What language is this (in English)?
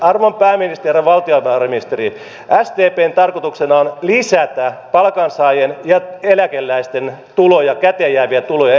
Finnish